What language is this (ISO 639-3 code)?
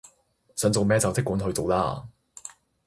yue